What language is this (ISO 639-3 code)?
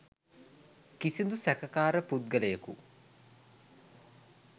sin